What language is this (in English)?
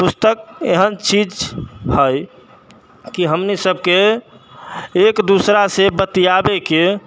Maithili